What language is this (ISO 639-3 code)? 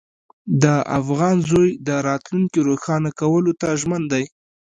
pus